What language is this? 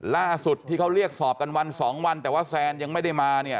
Thai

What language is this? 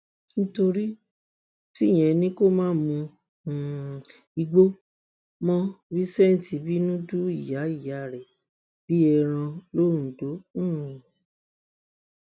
Yoruba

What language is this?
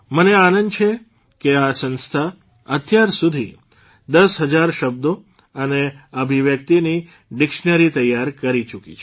Gujarati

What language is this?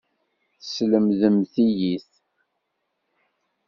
Kabyle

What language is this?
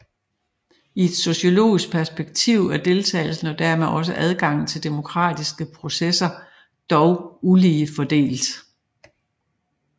Danish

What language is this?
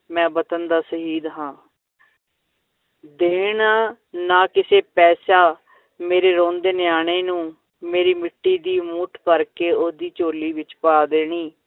Punjabi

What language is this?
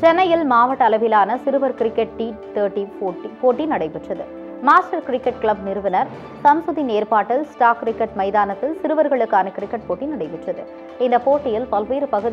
Korean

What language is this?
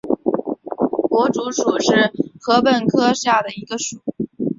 Chinese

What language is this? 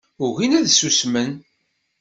Kabyle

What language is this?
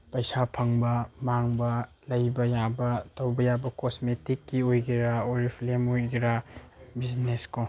Manipuri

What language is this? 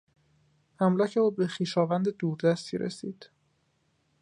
Persian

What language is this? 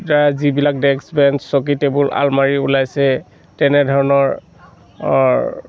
Assamese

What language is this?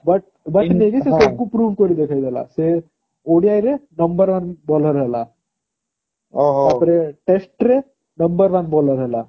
Odia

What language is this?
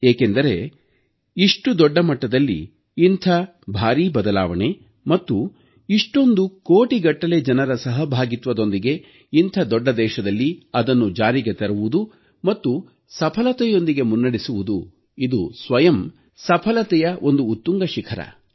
Kannada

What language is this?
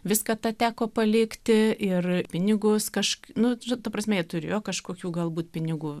Lithuanian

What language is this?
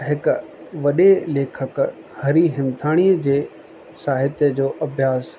Sindhi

